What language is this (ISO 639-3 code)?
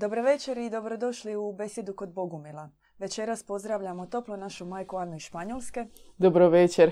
hrv